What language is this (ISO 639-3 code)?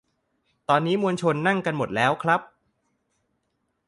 tha